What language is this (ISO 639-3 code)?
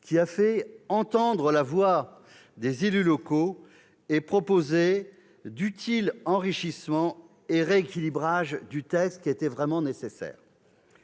fra